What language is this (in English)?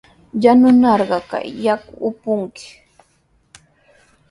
Sihuas Ancash Quechua